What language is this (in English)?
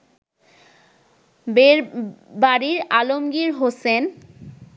Bangla